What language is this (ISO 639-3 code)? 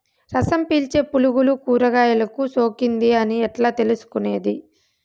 tel